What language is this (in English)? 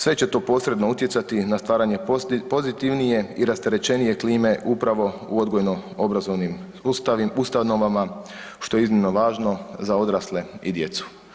Croatian